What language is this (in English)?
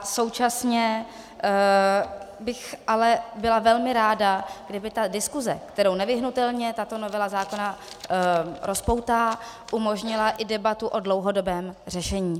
Czech